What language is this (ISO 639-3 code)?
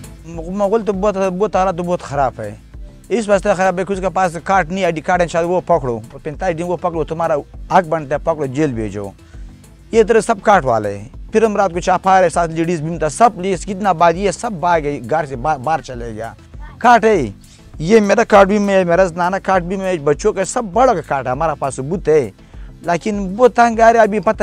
ron